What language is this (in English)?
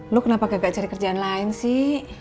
Indonesian